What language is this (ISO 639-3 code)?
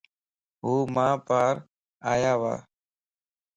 lss